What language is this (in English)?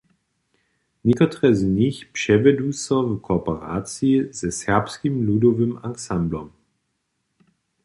Upper Sorbian